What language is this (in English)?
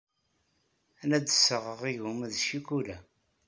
Kabyle